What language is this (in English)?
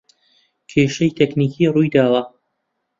Central Kurdish